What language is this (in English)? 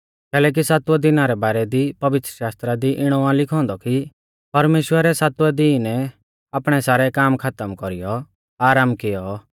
Mahasu Pahari